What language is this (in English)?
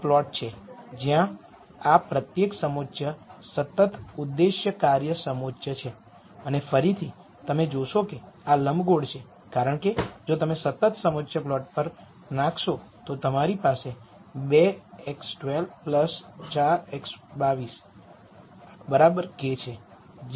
Gujarati